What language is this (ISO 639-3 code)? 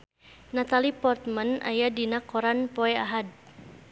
sun